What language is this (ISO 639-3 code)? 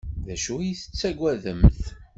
kab